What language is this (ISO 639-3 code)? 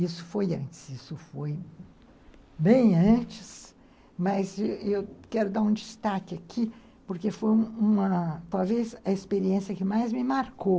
por